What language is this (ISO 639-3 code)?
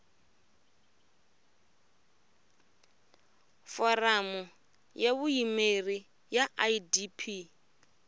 tso